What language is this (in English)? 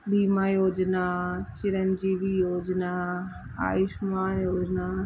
Sindhi